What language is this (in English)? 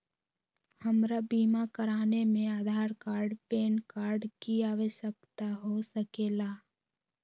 Magahi